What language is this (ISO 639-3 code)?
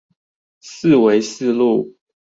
zho